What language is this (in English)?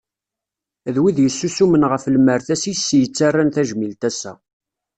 Kabyle